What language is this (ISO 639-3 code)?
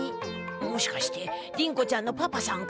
jpn